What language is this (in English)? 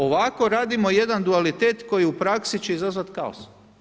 Croatian